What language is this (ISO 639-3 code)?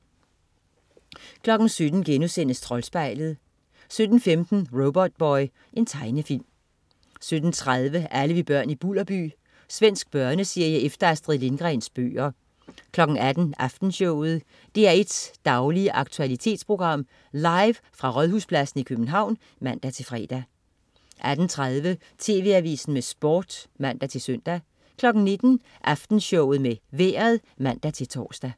dan